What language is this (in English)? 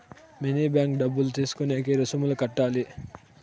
Telugu